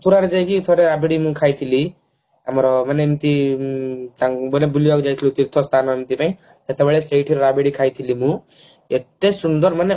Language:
Odia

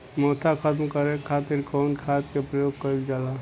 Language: Bhojpuri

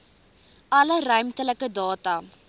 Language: Afrikaans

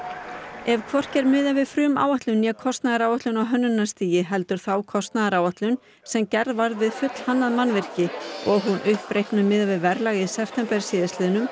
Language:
Icelandic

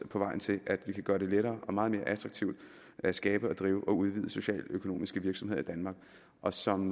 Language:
Danish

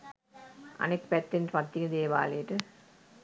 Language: Sinhala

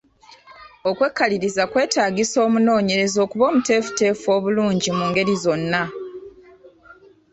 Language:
Ganda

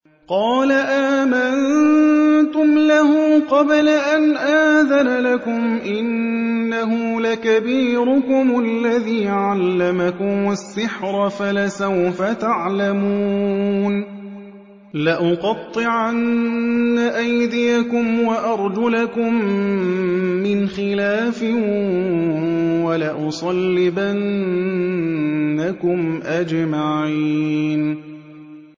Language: Arabic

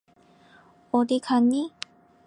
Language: Korean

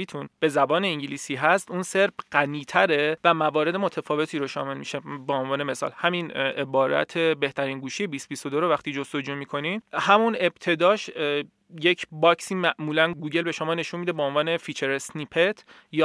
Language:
Persian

